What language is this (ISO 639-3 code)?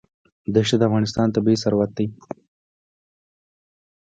pus